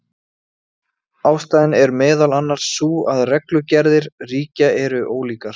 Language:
Icelandic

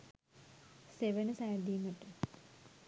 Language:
Sinhala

